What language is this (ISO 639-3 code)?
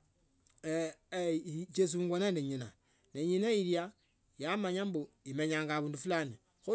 lto